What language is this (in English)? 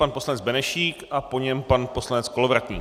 Czech